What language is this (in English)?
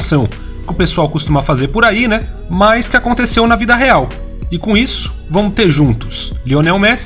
Portuguese